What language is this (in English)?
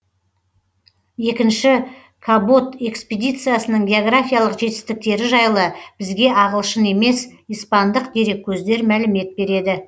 Kazakh